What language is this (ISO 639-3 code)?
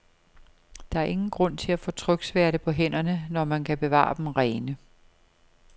dan